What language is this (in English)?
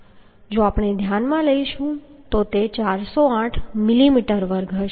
Gujarati